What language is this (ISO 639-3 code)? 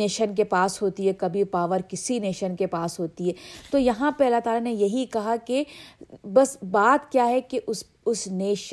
urd